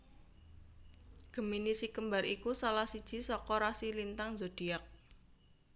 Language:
Javanese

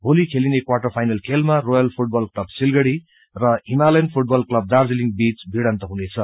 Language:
Nepali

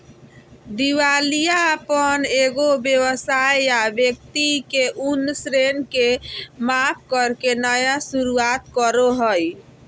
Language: Magahi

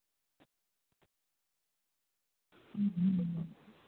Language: Santali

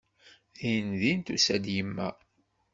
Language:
Kabyle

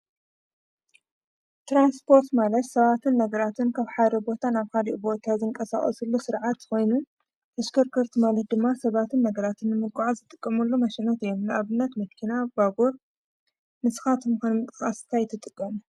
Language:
Tigrinya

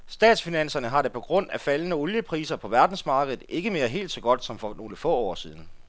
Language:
Danish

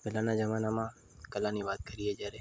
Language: Gujarati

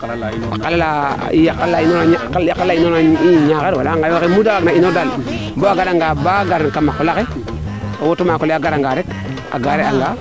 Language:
Serer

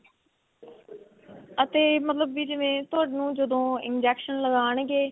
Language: Punjabi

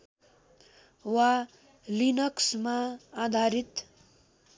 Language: Nepali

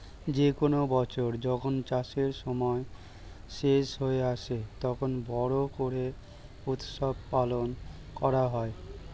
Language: Bangla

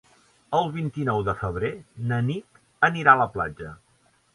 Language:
Catalan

